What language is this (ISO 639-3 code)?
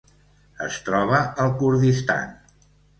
cat